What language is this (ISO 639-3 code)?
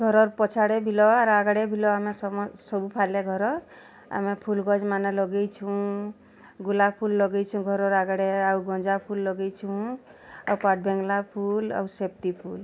ori